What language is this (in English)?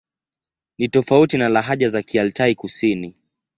Swahili